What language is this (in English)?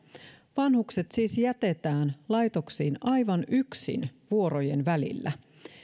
Finnish